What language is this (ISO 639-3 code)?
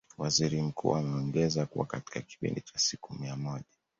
swa